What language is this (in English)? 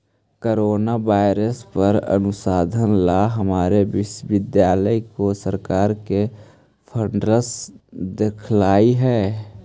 Magahi